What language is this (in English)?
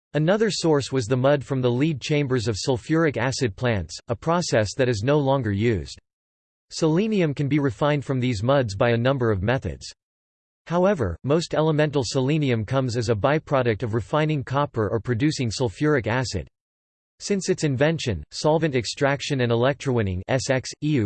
English